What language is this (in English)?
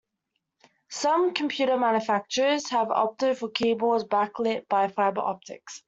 English